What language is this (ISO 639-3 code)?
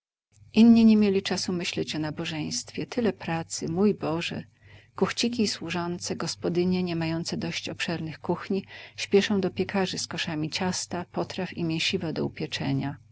pol